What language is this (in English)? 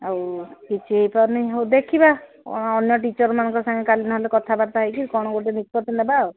Odia